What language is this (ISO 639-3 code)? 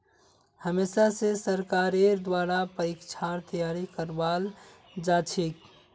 mag